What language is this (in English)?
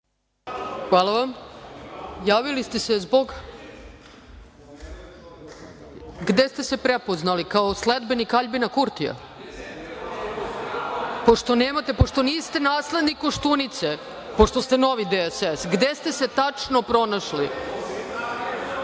Serbian